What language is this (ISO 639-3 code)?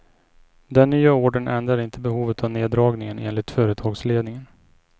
swe